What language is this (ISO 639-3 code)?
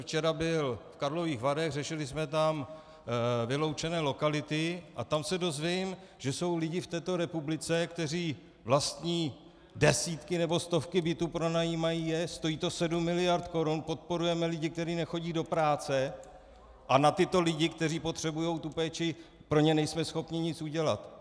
ces